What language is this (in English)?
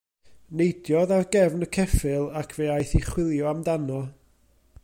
Welsh